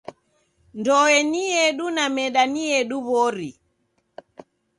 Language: Taita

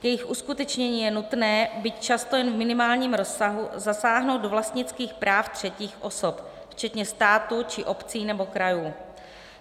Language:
Czech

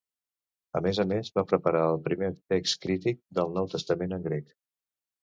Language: Catalan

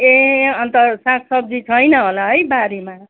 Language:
Nepali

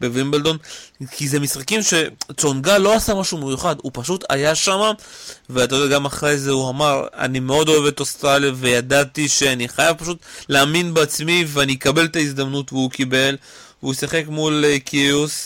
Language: Hebrew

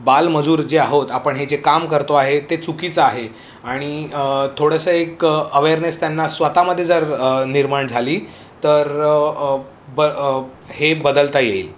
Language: Marathi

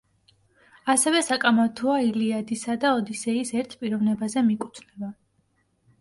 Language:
Georgian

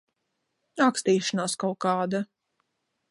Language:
Latvian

